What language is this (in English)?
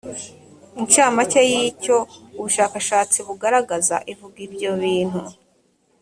Kinyarwanda